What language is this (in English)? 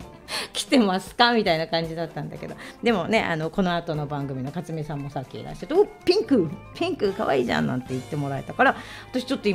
Japanese